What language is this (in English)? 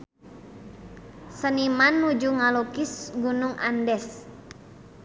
Sundanese